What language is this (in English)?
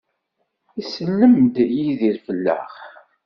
Kabyle